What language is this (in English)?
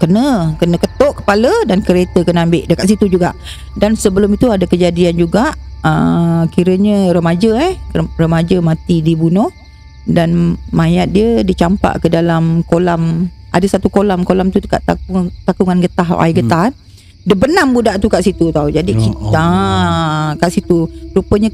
Malay